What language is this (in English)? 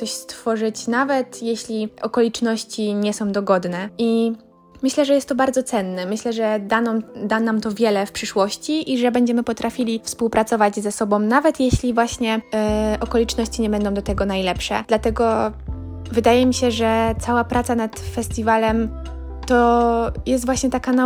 Polish